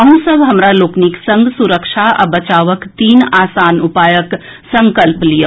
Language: Maithili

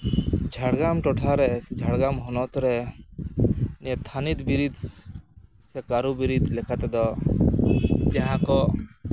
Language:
Santali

